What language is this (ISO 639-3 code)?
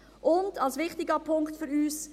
gsw